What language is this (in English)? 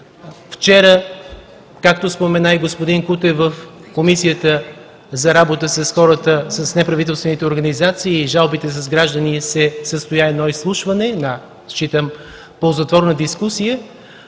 Bulgarian